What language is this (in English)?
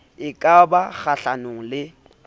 Southern Sotho